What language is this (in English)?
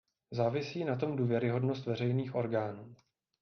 Czech